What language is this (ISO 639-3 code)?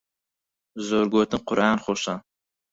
ckb